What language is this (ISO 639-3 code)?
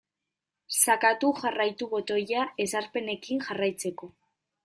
eus